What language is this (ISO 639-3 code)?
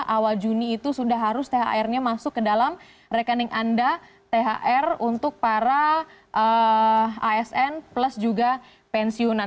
ind